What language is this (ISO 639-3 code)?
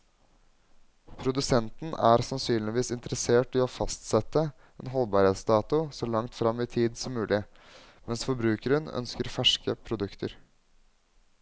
nor